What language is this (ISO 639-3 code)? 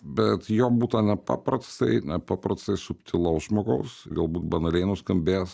lit